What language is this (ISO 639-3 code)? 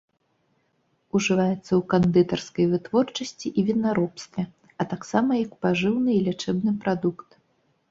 bel